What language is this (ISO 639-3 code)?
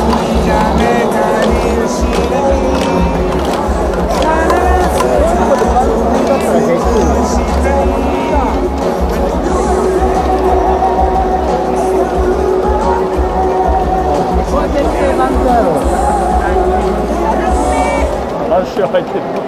jpn